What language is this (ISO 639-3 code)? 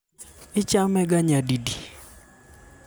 luo